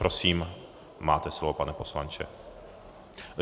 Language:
Czech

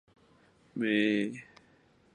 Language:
Chinese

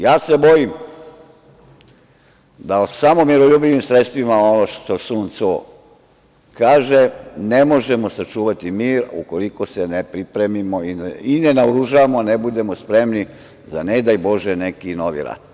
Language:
Serbian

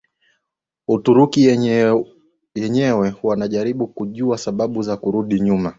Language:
Swahili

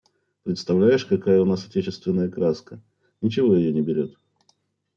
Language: Russian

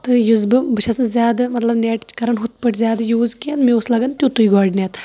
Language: Kashmiri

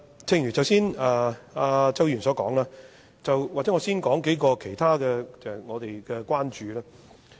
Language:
Cantonese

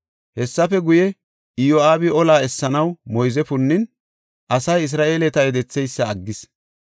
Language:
Gofa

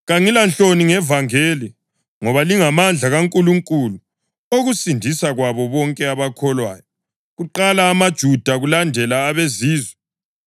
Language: North Ndebele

